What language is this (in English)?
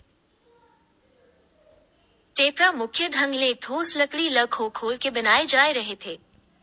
Chhattisgarhi